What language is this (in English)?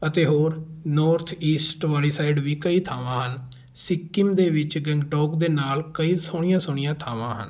Punjabi